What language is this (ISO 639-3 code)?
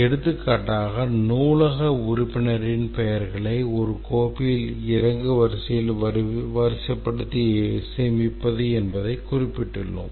tam